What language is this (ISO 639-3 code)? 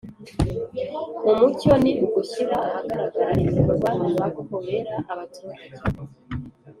kin